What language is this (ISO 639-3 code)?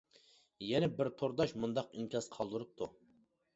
uig